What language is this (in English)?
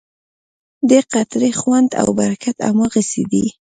Pashto